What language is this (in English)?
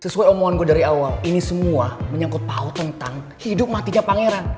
Indonesian